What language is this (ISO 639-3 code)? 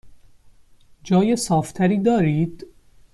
fas